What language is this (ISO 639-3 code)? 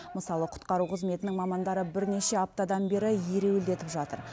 kaz